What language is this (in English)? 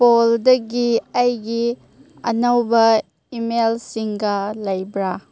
Manipuri